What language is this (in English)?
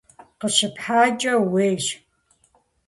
Kabardian